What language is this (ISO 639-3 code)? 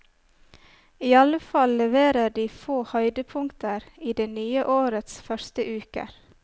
nor